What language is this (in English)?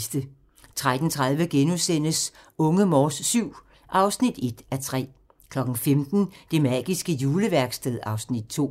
Danish